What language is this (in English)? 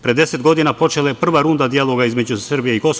Serbian